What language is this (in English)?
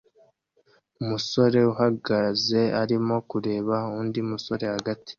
Kinyarwanda